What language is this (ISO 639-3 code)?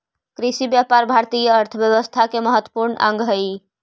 mag